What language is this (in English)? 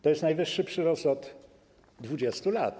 Polish